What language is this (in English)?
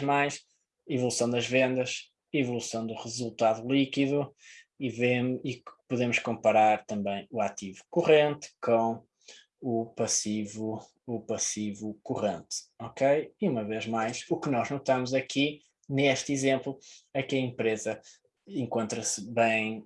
Portuguese